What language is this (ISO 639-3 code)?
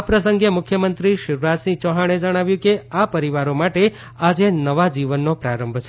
guj